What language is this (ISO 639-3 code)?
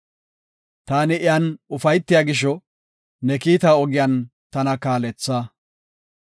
gof